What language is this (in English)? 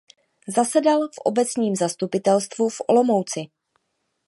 Czech